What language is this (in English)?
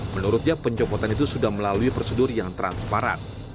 Indonesian